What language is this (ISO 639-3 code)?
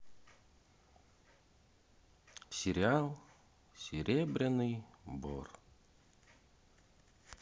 rus